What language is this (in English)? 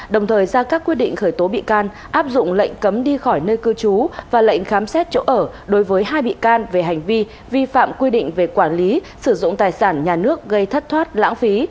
Vietnamese